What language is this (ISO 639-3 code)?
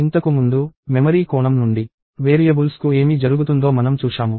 tel